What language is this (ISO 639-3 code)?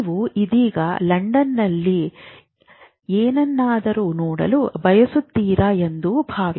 kan